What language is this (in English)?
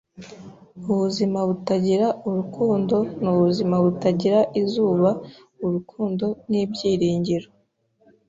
Kinyarwanda